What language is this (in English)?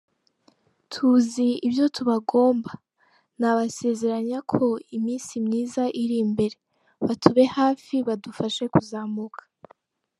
Kinyarwanda